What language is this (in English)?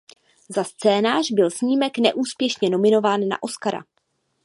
Czech